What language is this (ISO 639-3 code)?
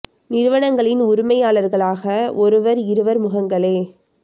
tam